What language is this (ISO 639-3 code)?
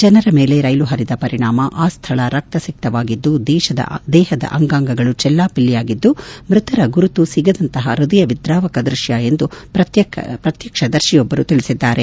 kan